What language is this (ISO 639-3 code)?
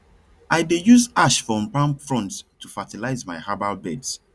pcm